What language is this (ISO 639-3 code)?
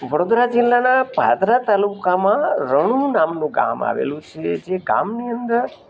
guj